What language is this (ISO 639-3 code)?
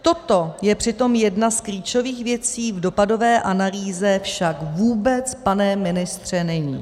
ces